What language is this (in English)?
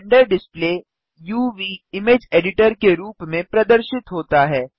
Hindi